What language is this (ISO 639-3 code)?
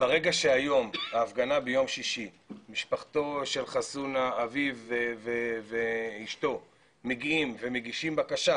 heb